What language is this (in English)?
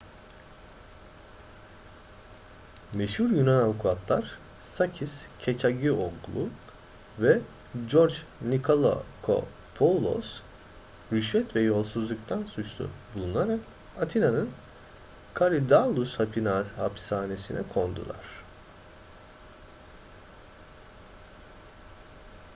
Turkish